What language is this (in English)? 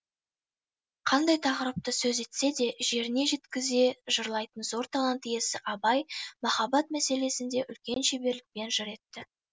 Kazakh